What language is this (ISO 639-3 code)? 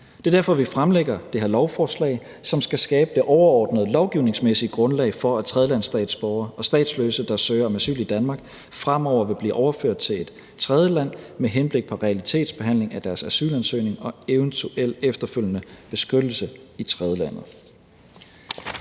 dan